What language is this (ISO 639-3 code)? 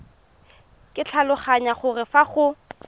tsn